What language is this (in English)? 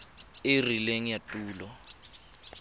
Tswana